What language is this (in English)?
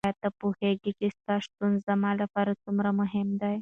Pashto